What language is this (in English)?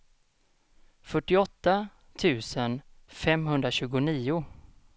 Swedish